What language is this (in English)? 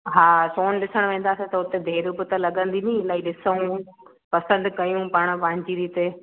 Sindhi